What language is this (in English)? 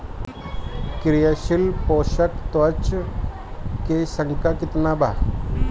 Bhojpuri